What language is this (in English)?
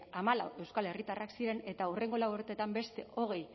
Basque